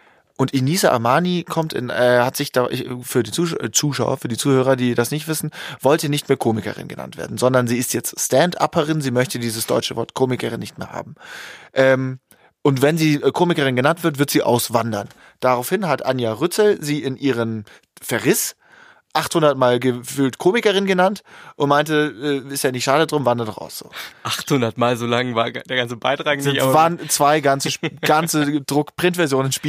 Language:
German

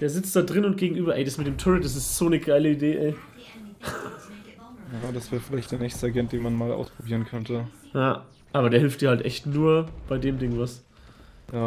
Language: German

